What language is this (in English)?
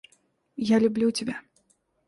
Russian